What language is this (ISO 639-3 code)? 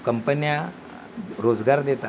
mar